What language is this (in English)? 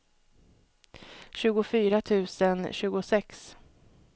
Swedish